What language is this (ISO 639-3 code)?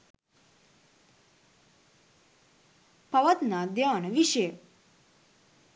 sin